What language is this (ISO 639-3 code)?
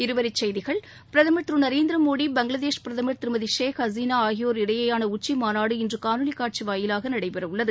tam